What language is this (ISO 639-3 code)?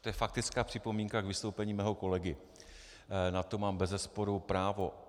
ces